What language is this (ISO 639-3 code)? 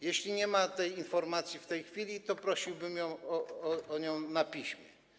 pol